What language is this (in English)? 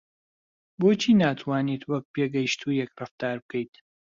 Central Kurdish